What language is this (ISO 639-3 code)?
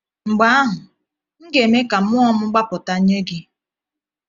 ibo